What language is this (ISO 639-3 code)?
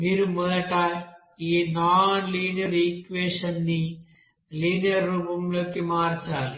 tel